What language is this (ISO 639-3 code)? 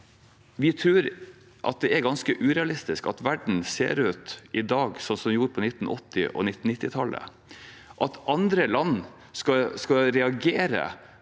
nor